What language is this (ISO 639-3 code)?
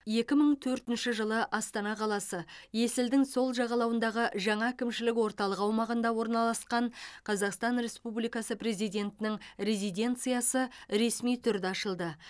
kaz